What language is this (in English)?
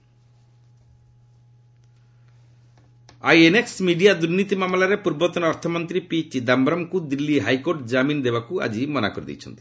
Odia